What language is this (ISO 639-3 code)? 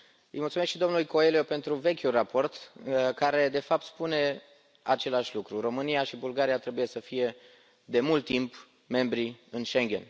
ron